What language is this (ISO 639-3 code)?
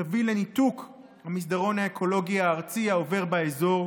heb